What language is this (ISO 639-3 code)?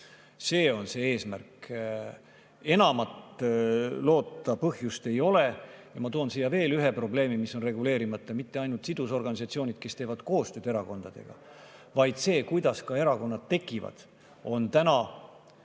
est